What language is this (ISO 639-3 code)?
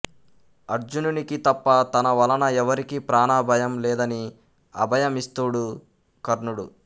tel